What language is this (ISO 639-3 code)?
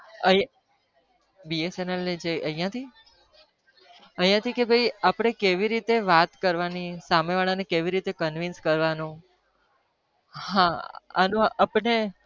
guj